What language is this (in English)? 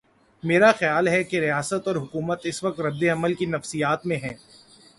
Urdu